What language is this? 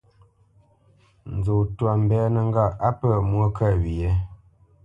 Bamenyam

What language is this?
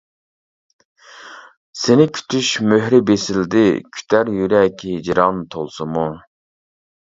Uyghur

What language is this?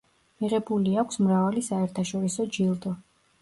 Georgian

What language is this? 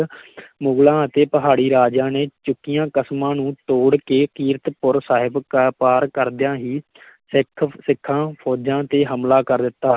Punjabi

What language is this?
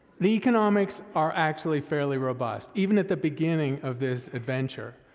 English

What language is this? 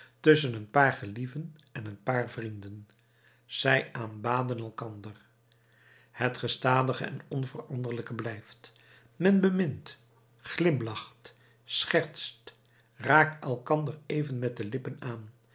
Dutch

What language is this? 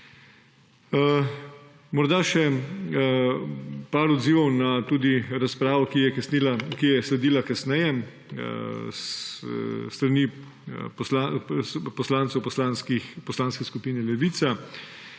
Slovenian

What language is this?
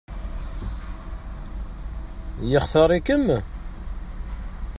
Kabyle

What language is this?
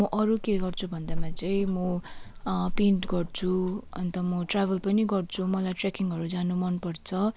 Nepali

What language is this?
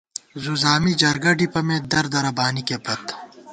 Gawar-Bati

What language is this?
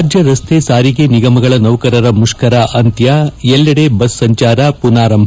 Kannada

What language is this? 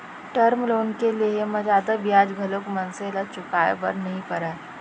Chhattisgarhi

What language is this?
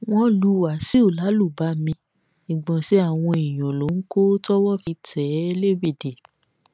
Yoruba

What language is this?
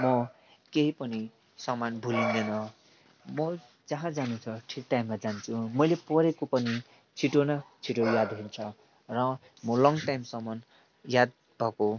Nepali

